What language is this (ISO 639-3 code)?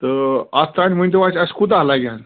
kas